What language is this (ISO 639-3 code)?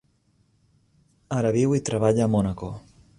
cat